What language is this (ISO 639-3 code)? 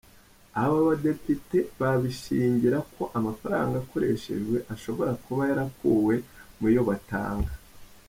kin